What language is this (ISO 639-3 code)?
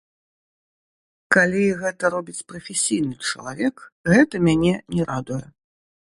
bel